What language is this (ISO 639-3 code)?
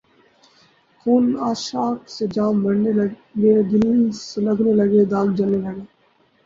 urd